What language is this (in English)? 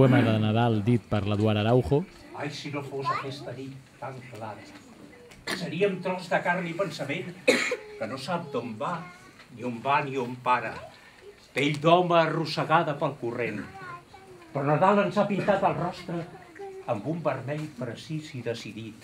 Dutch